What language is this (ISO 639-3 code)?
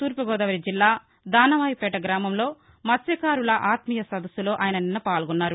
tel